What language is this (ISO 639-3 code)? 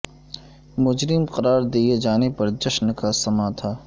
urd